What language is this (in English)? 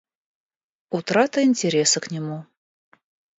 Russian